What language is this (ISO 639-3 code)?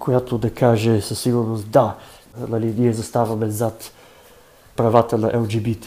bul